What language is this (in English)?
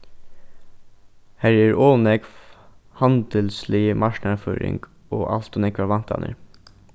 Faroese